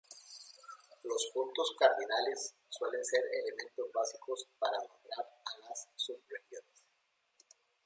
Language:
Spanish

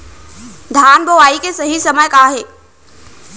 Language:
Chhattisgarhi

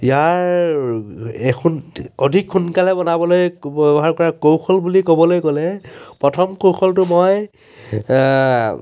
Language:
Assamese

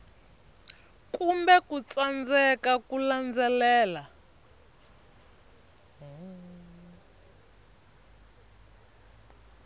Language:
Tsonga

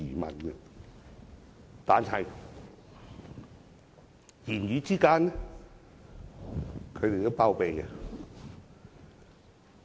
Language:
Cantonese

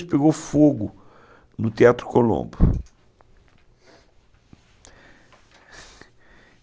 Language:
Portuguese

